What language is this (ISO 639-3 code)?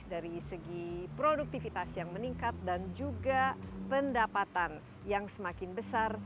ind